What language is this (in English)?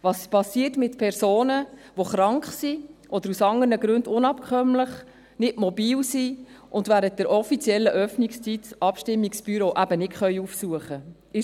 Swiss German